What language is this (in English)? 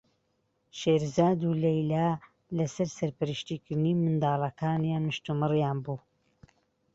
Central Kurdish